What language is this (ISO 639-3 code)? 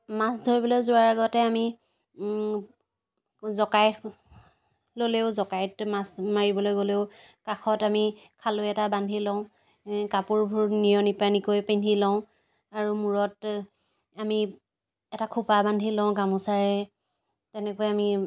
asm